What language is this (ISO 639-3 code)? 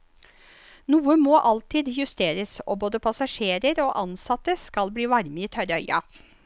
nor